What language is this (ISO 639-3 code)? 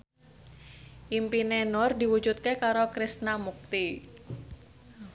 jav